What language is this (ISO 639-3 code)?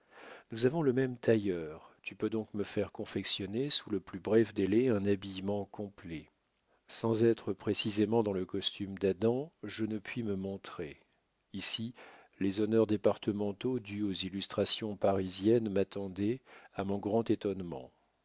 fra